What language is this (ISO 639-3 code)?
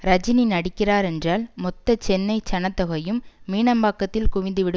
tam